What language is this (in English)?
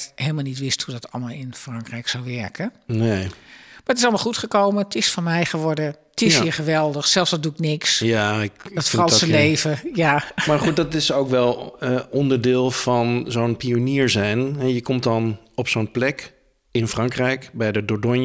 Dutch